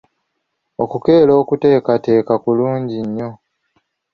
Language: Ganda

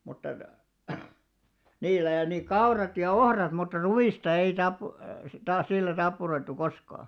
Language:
Finnish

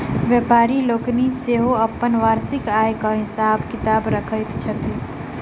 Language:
Maithili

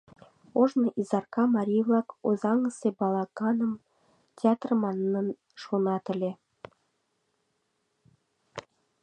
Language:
Mari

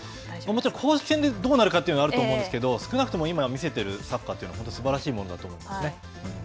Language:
Japanese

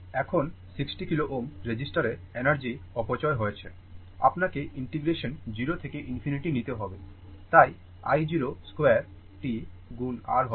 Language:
Bangla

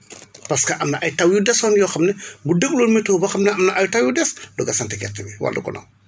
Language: Wolof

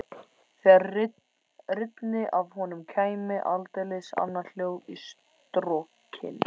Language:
Icelandic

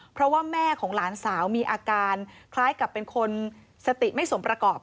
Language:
Thai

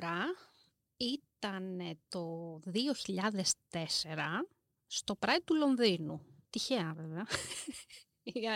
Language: Greek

